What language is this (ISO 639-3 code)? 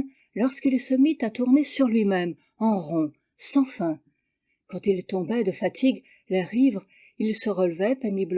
fra